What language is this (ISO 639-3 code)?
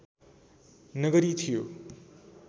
nep